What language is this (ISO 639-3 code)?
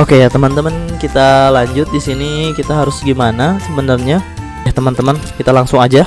ind